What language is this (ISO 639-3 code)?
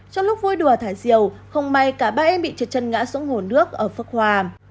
vie